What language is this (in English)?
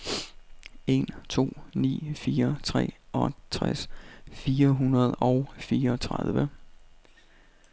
Danish